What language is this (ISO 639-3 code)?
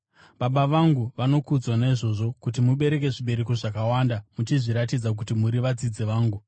sna